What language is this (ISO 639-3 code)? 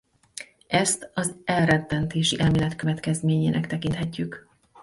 hun